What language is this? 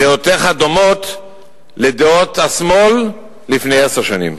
Hebrew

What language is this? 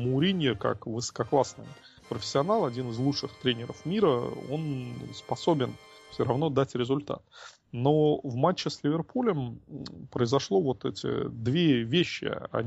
Russian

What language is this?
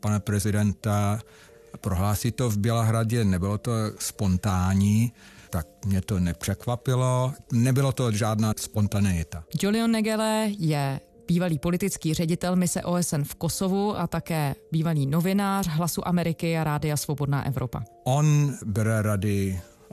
Czech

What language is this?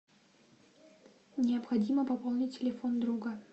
Russian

